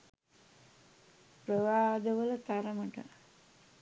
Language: Sinhala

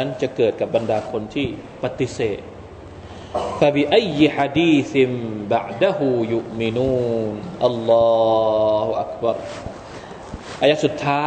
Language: Thai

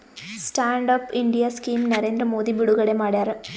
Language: Kannada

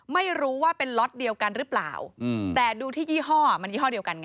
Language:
Thai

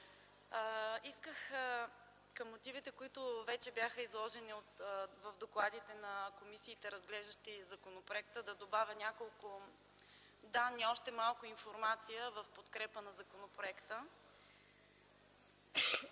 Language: Bulgarian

